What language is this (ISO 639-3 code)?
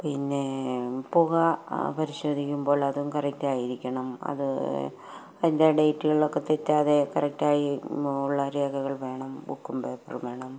mal